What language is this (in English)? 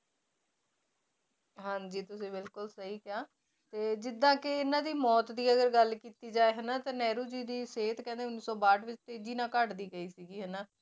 Punjabi